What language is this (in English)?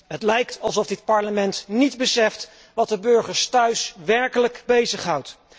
Dutch